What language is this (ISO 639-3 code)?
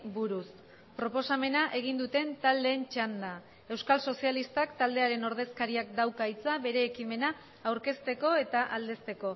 eus